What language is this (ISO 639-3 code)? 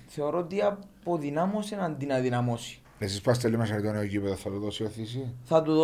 ell